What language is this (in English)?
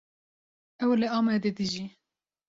Kurdish